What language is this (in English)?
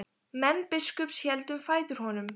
Icelandic